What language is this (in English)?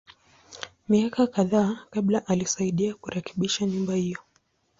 Swahili